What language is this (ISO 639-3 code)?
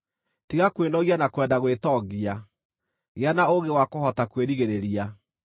kik